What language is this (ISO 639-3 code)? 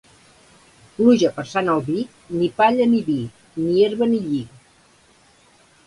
cat